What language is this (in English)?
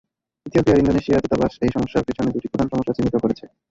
Bangla